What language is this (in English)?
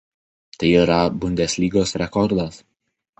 Lithuanian